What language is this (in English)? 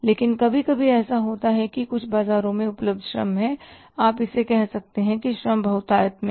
Hindi